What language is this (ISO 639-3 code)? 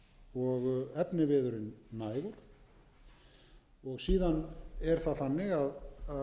isl